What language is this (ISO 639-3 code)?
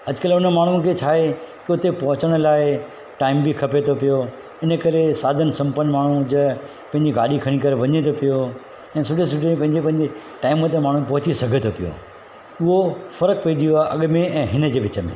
snd